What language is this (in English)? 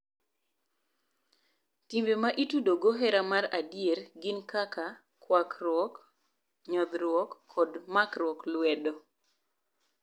Luo (Kenya and Tanzania)